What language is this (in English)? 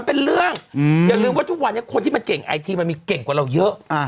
Thai